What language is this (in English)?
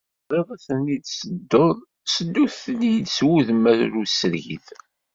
Kabyle